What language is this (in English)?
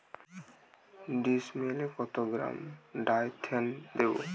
Bangla